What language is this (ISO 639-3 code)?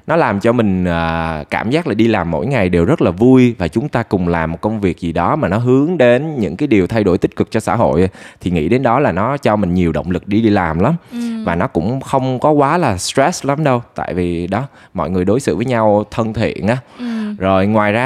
vie